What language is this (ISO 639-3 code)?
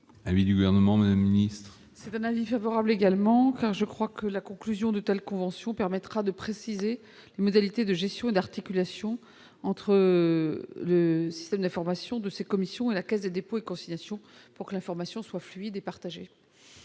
fra